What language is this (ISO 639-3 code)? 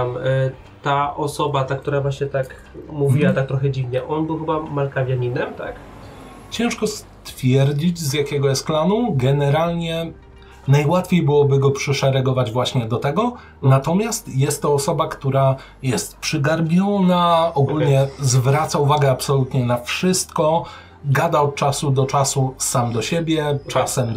pol